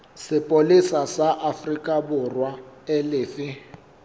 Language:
Southern Sotho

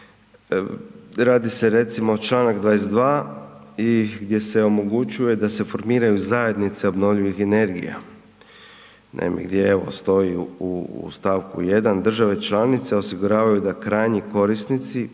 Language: Croatian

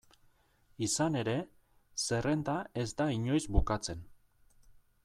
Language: Basque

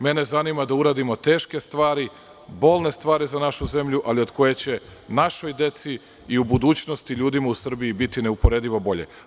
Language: Serbian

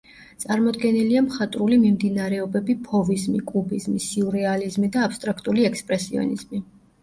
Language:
Georgian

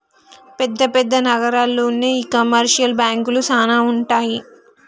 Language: Telugu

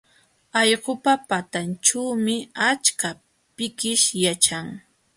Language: Jauja Wanca Quechua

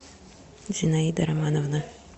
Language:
Russian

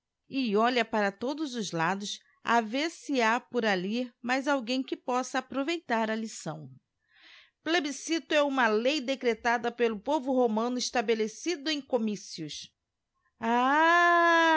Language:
Portuguese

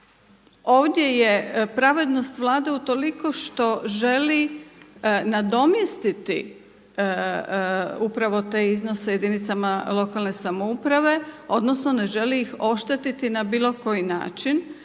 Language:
Croatian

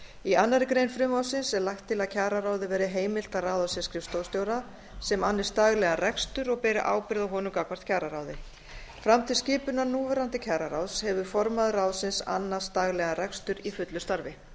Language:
Icelandic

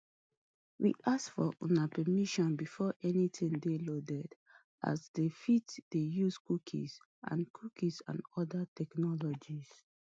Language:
Nigerian Pidgin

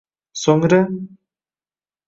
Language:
Uzbek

